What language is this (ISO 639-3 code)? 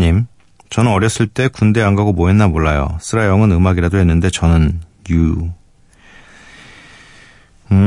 kor